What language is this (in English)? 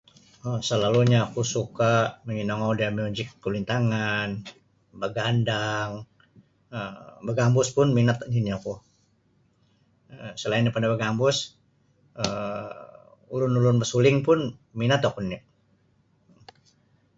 Sabah Bisaya